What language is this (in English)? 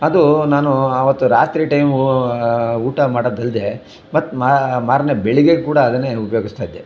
Kannada